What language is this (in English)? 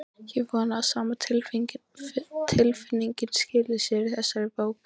Icelandic